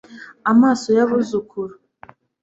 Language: Kinyarwanda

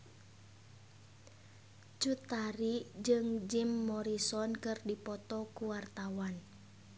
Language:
Sundanese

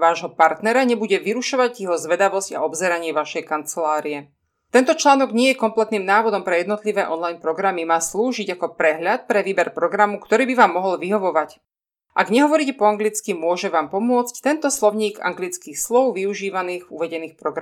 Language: Slovak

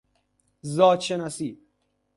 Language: Persian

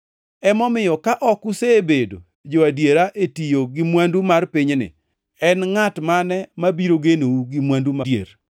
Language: Luo (Kenya and Tanzania)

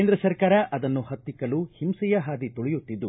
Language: Kannada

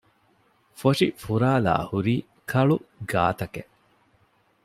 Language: Divehi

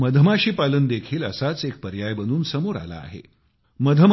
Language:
Marathi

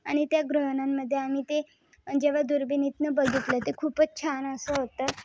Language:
Marathi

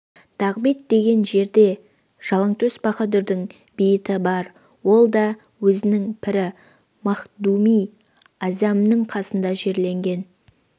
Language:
Kazakh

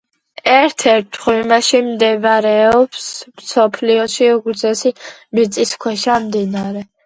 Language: Georgian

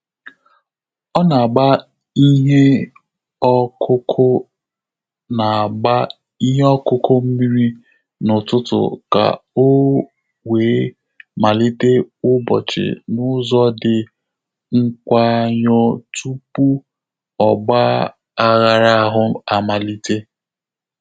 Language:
Igbo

